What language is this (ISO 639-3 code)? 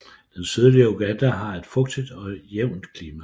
dan